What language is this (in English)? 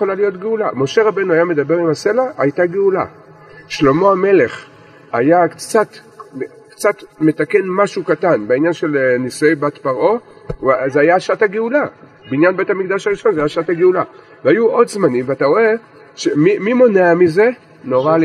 Hebrew